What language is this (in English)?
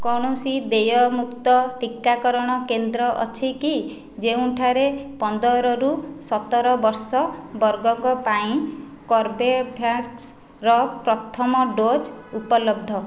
Odia